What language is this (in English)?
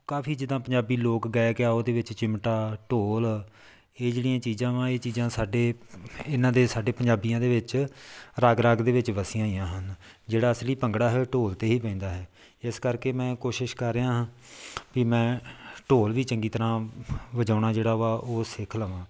Punjabi